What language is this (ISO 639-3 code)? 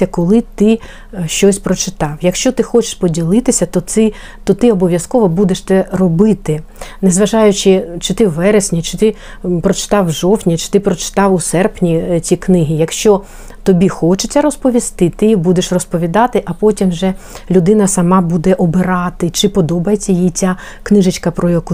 ukr